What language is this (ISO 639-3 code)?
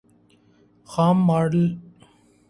urd